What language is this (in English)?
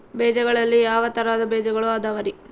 Kannada